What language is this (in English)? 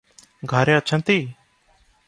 Odia